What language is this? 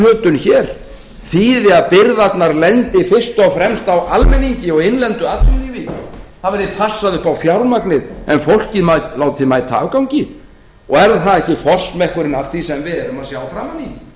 Icelandic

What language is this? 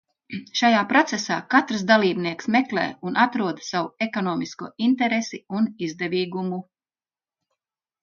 Latvian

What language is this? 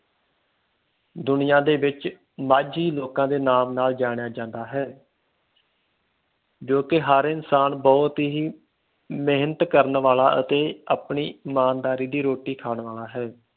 Punjabi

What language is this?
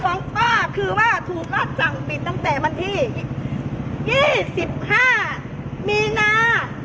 Thai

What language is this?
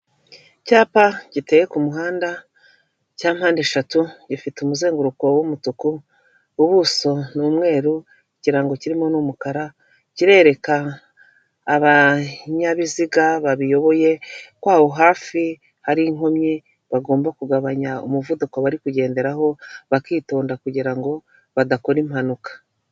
Kinyarwanda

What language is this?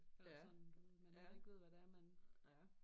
Danish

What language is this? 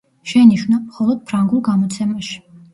Georgian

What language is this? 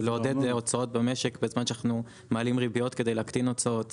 Hebrew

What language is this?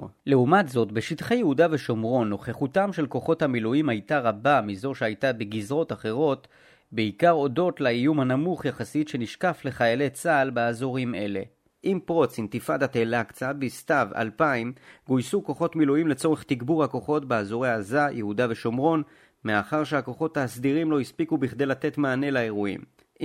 Hebrew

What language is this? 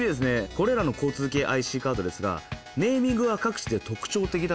Japanese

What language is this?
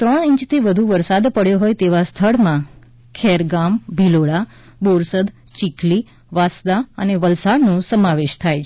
Gujarati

